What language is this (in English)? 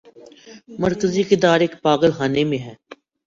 Urdu